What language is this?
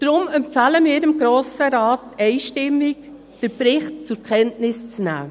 Swiss German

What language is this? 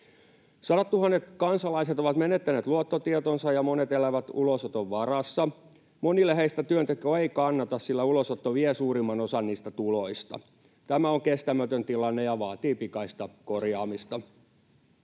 Finnish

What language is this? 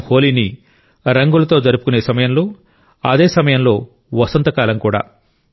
Telugu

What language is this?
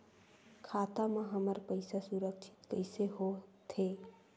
Chhattisgarhi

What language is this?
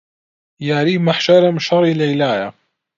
Central Kurdish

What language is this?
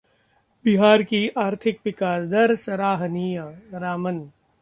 Hindi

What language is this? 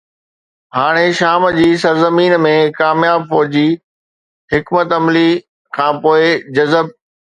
Sindhi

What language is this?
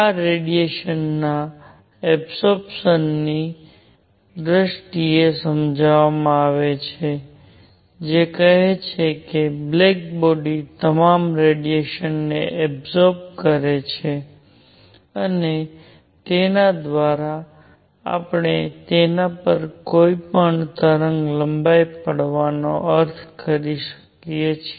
Gujarati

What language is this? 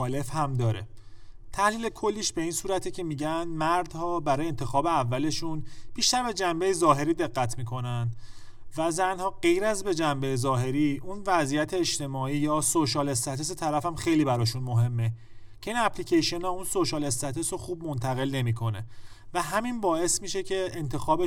Persian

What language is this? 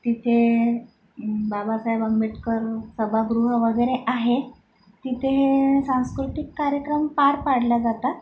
Marathi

